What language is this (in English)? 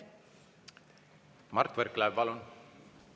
Estonian